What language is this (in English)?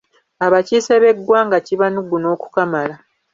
Ganda